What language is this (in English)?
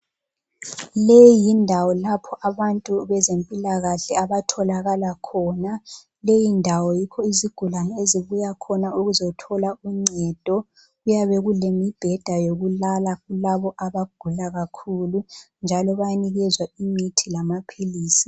North Ndebele